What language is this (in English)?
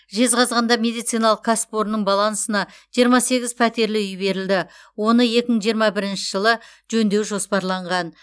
Kazakh